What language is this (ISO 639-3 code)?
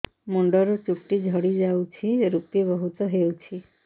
ori